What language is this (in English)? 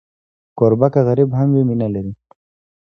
Pashto